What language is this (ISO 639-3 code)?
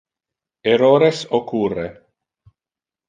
ina